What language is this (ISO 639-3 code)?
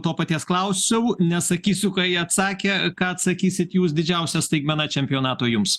lit